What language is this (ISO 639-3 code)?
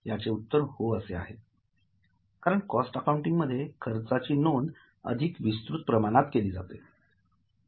mar